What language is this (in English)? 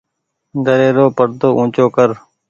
Goaria